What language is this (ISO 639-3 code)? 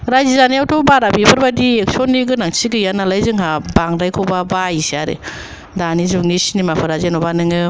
brx